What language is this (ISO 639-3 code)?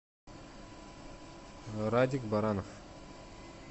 rus